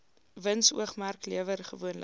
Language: Afrikaans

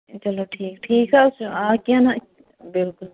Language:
Kashmiri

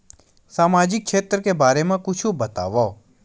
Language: Chhattisgarhi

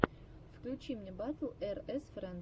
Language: Russian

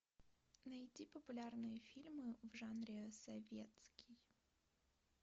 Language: Russian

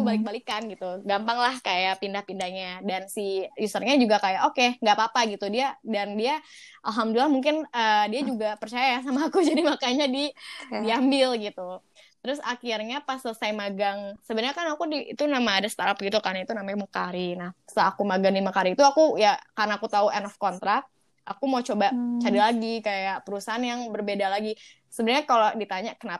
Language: Indonesian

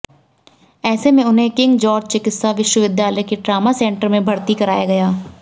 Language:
Hindi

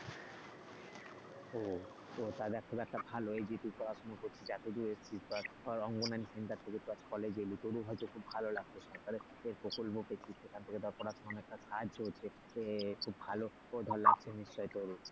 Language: Bangla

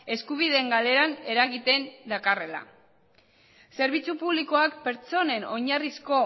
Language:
Basque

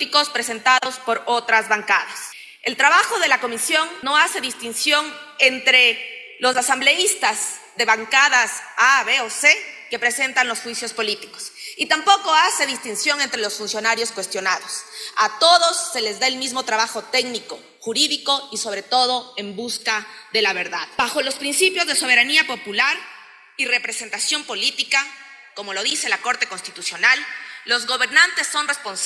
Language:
Spanish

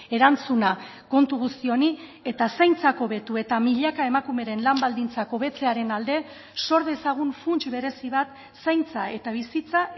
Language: Basque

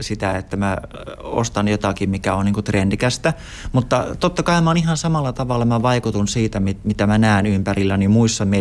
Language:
Finnish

